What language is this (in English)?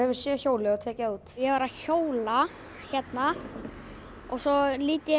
Icelandic